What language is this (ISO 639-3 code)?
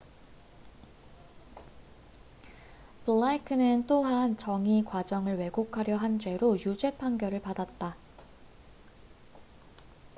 kor